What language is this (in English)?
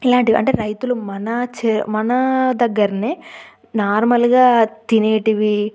Telugu